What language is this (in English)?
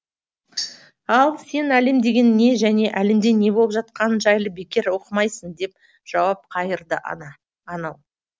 Kazakh